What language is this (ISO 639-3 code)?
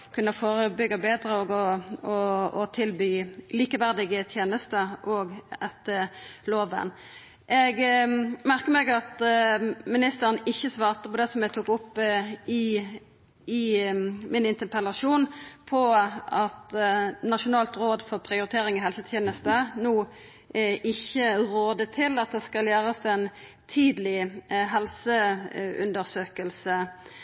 nno